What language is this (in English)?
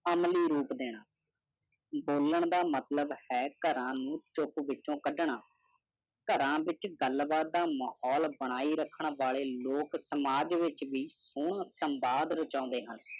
Punjabi